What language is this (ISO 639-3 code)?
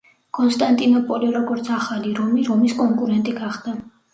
kat